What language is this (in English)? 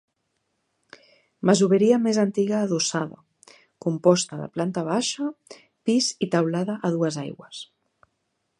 Catalan